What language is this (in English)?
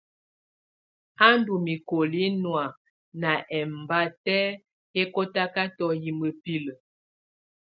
Tunen